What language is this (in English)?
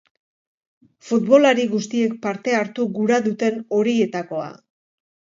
Basque